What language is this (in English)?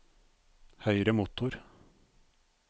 Norwegian